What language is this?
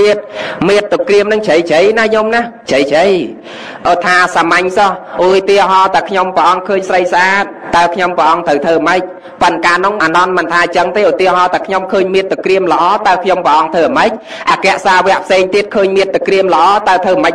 Thai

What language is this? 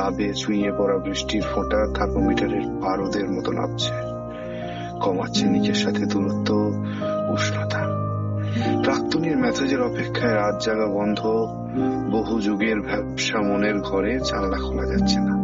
Bangla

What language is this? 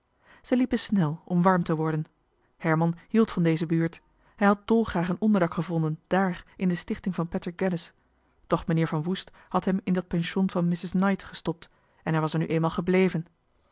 Dutch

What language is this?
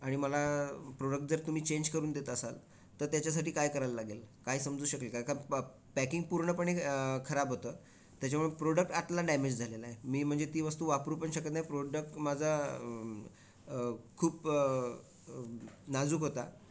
Marathi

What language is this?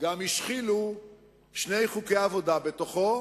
Hebrew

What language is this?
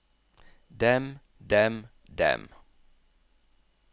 Norwegian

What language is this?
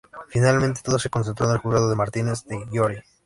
Spanish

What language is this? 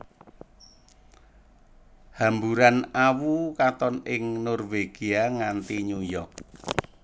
Javanese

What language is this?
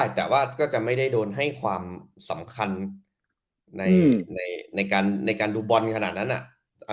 Thai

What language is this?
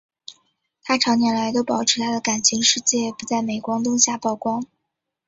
Chinese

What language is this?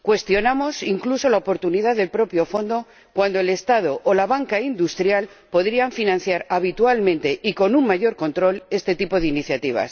Spanish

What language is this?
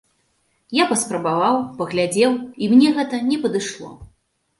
Belarusian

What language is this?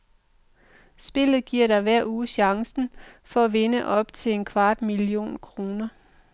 Danish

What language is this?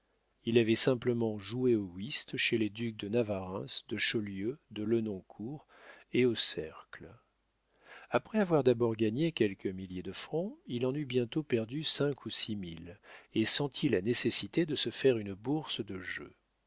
French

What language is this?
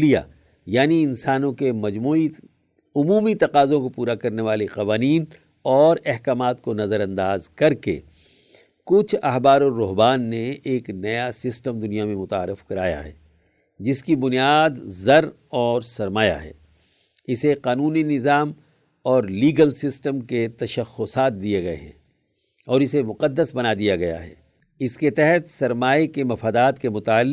Urdu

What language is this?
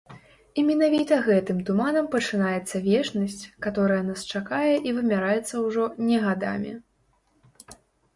Belarusian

